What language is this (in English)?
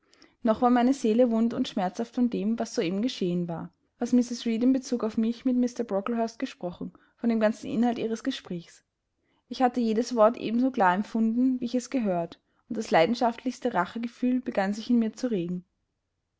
German